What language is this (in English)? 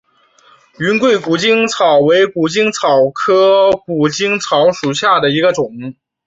Chinese